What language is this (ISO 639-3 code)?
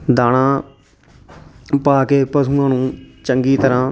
pan